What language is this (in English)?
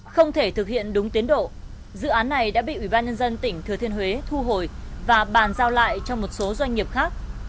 Vietnamese